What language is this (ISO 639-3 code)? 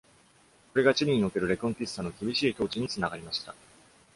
jpn